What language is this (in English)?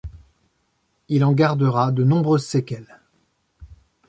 French